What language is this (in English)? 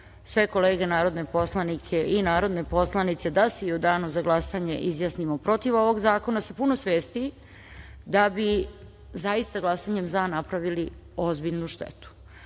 Serbian